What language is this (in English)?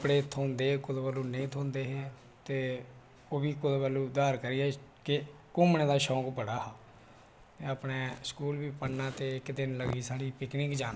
Dogri